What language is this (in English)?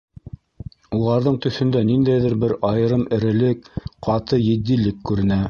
Bashkir